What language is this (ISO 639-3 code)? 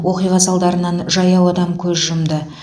kaz